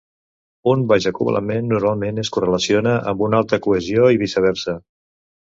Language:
Catalan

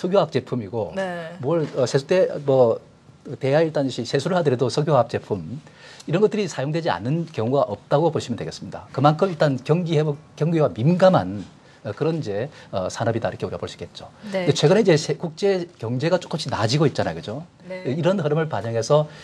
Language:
Korean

